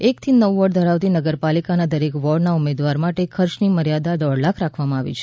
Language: Gujarati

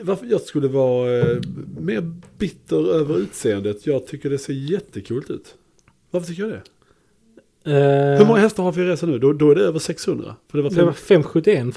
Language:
Swedish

